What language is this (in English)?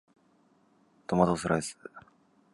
Japanese